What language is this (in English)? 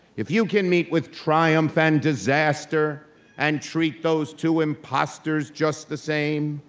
English